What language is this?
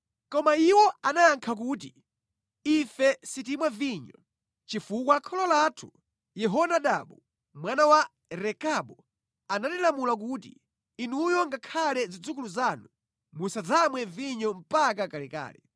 Nyanja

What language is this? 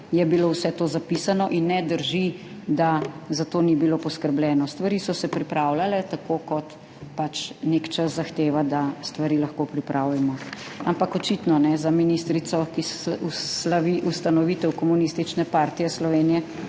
Slovenian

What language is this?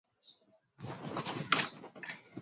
Swahili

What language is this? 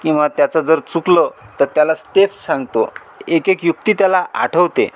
Marathi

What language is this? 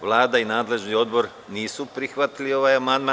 Serbian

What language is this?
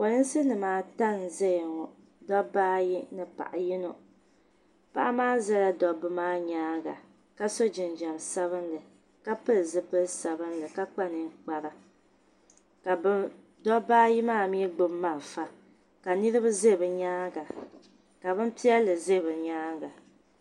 Dagbani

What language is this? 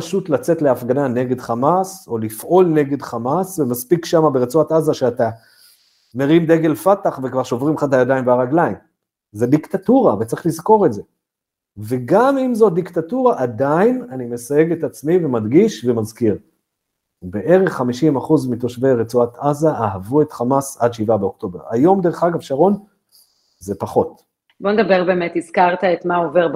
Hebrew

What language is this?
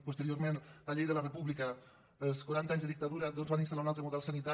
Catalan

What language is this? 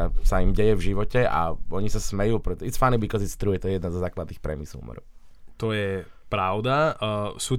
Slovak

